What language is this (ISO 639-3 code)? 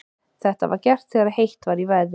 isl